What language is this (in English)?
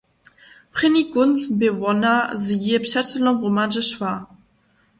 Upper Sorbian